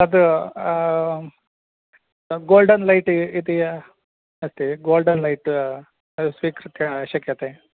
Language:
Sanskrit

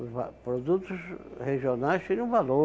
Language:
Portuguese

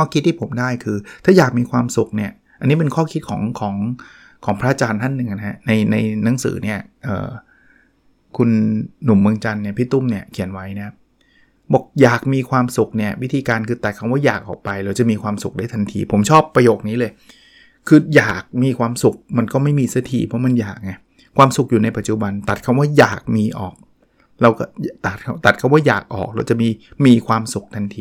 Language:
Thai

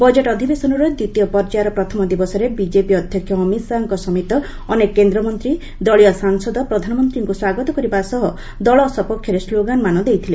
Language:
Odia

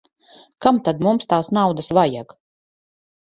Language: Latvian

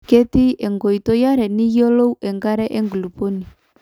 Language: Masai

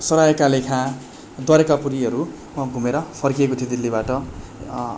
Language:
Nepali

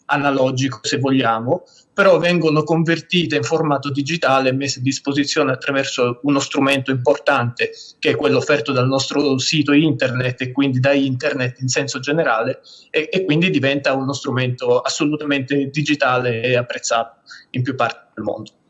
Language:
Italian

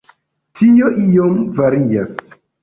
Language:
Esperanto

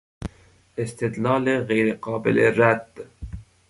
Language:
Persian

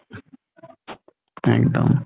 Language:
Assamese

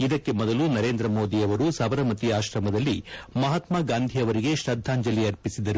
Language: Kannada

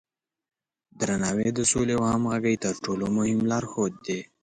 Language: Pashto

